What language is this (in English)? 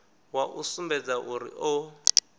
Venda